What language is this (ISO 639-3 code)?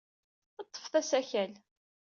kab